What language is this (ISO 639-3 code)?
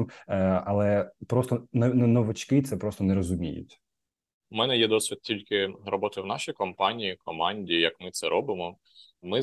ukr